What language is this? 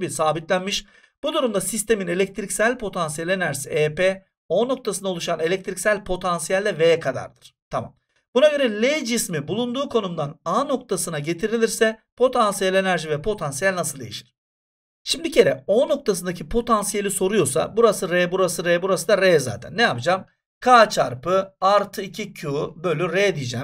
Turkish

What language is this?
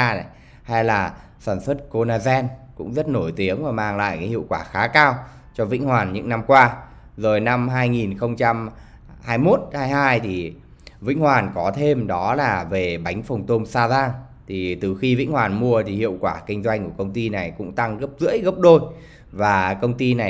Vietnamese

